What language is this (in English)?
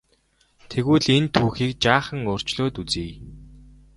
Mongolian